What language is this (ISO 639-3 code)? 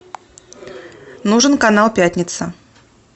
rus